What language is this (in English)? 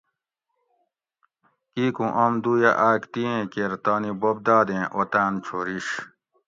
Gawri